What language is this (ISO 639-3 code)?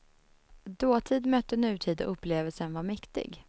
swe